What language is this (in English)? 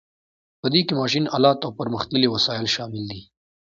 Pashto